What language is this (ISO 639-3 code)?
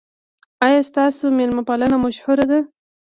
pus